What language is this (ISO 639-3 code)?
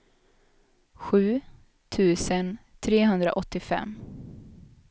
swe